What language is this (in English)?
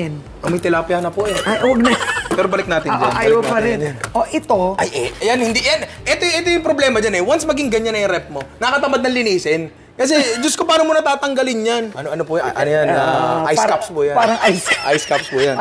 Filipino